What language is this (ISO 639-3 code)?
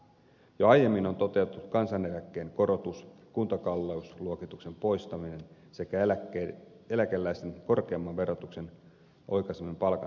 fin